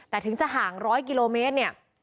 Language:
Thai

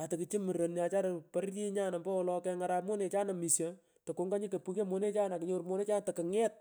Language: Pökoot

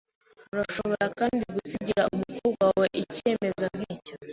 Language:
Kinyarwanda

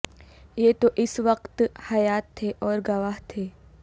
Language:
Urdu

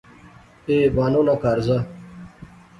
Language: Pahari-Potwari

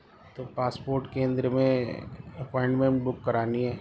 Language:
Urdu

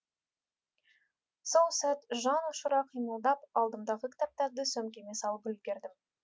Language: Kazakh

